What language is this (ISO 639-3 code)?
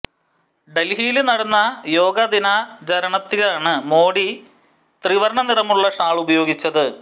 mal